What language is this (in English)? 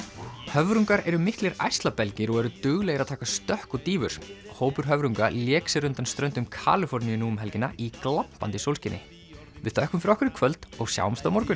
Icelandic